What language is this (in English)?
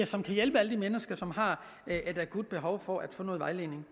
Danish